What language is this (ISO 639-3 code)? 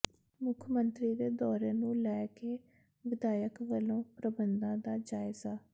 pan